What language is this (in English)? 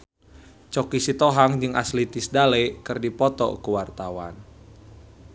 Sundanese